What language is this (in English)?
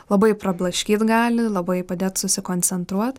Lithuanian